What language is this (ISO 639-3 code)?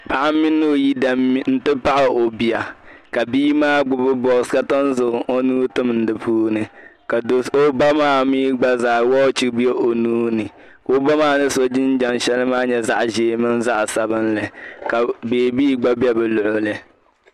dag